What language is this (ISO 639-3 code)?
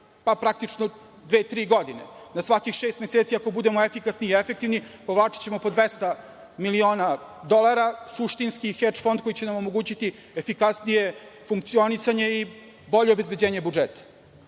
srp